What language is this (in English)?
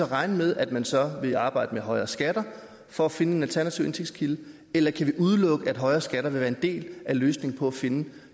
Danish